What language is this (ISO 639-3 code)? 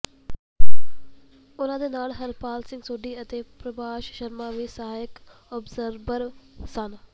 pan